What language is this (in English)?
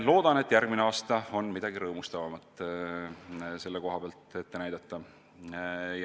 Estonian